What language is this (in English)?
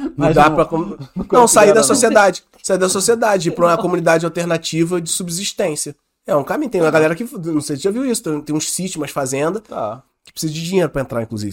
Portuguese